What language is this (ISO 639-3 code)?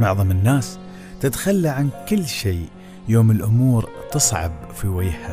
ara